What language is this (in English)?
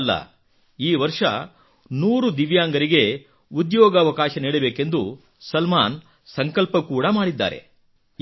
Kannada